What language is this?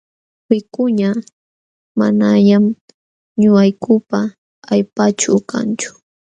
Jauja Wanca Quechua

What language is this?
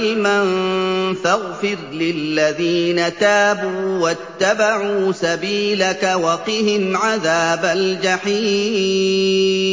Arabic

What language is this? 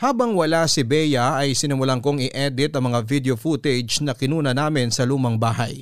Filipino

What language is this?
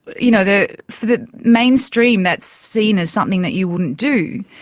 English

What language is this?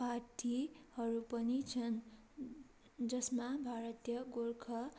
Nepali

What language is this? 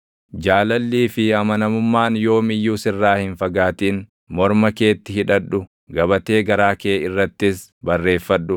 Oromo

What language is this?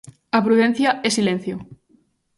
Galician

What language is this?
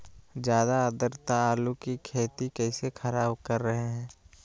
Magahi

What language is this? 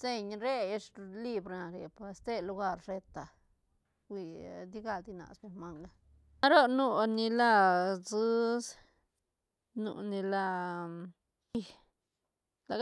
Santa Catarina Albarradas Zapotec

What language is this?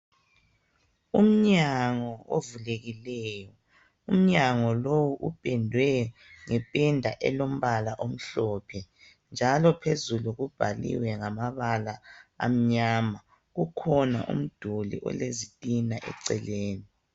North Ndebele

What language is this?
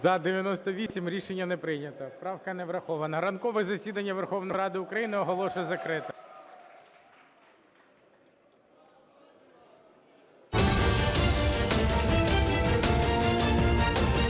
Ukrainian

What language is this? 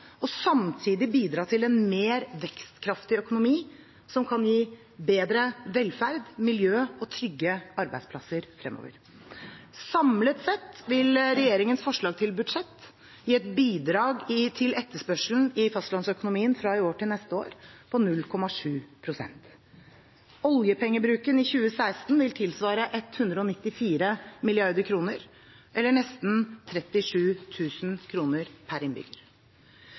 Norwegian Bokmål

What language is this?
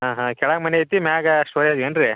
Kannada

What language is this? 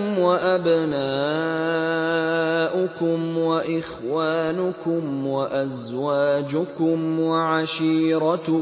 Arabic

